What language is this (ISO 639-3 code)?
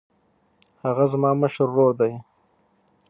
pus